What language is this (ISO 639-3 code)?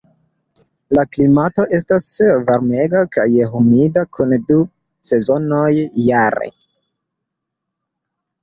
epo